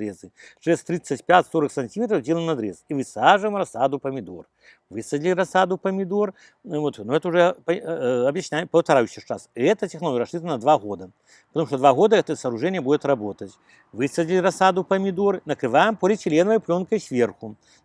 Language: Russian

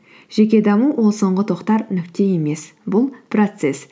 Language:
Kazakh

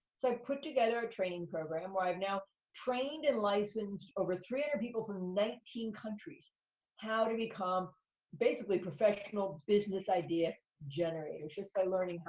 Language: English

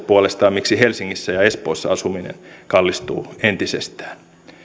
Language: Finnish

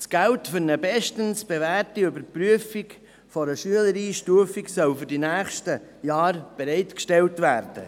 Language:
Swiss German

